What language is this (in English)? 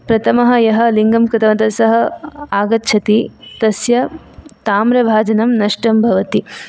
Sanskrit